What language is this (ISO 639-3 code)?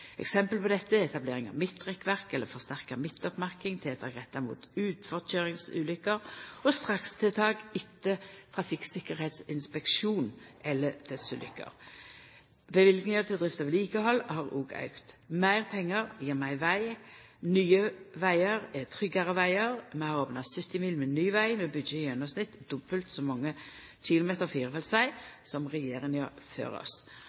nno